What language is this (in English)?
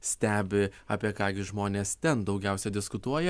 Lithuanian